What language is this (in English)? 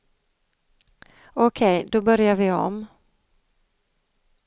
Swedish